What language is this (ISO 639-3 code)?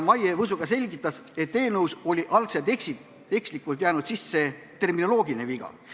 est